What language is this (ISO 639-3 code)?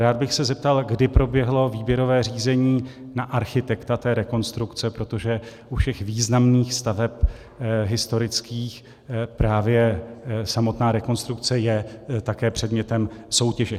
ces